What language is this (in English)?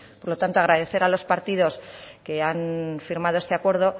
Spanish